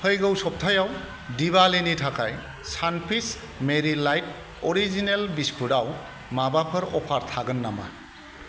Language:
Bodo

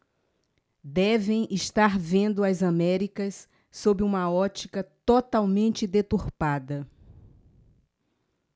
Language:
Portuguese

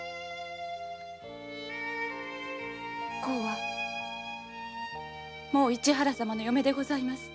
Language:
Japanese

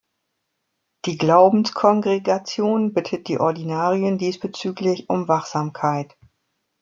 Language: German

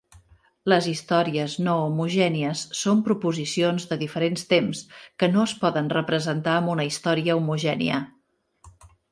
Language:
Catalan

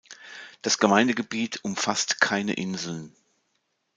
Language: German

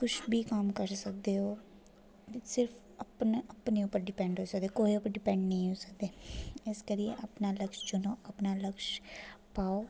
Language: Dogri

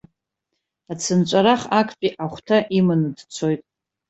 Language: Abkhazian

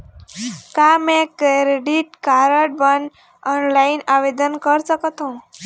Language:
Chhattisgarhi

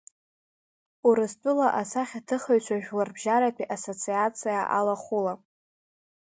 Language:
Abkhazian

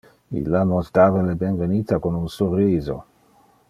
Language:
Interlingua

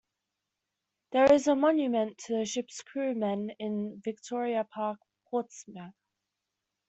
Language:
English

